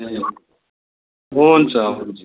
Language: Nepali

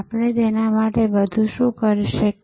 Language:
Gujarati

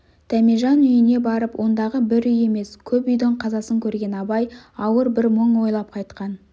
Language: Kazakh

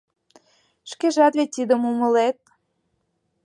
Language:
Mari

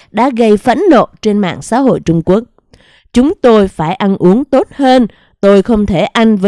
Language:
Vietnamese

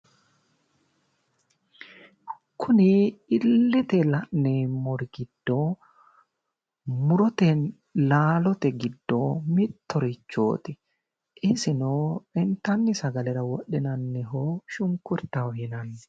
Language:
Sidamo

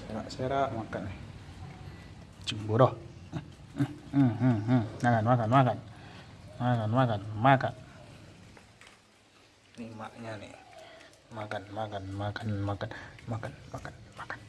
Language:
Indonesian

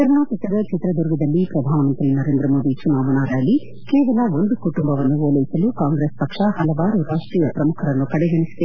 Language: Kannada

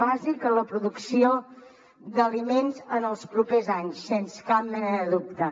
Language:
Catalan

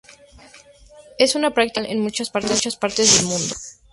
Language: Spanish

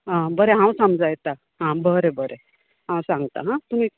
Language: Konkani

